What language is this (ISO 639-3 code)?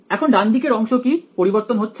ben